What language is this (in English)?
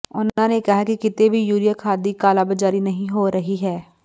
Punjabi